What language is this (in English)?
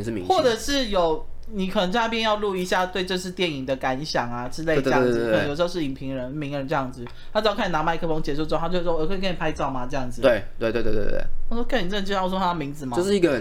Chinese